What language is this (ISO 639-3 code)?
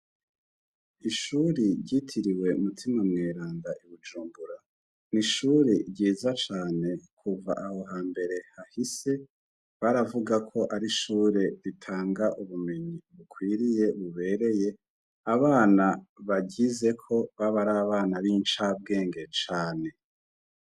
run